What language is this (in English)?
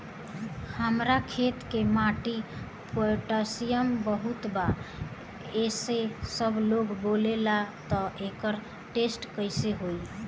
Bhojpuri